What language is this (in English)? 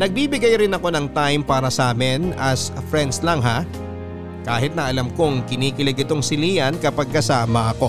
Filipino